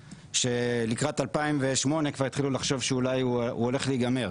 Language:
Hebrew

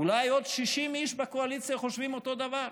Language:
Hebrew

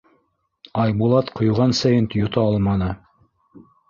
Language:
Bashkir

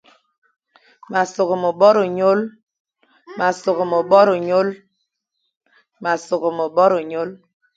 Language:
Fang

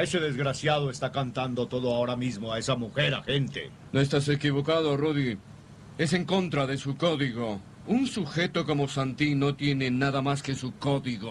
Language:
Spanish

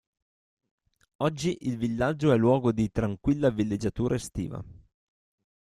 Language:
Italian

